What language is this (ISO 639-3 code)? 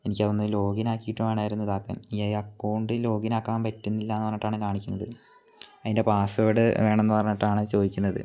mal